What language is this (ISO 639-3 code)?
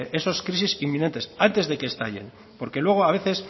spa